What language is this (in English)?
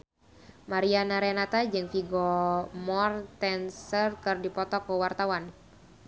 Sundanese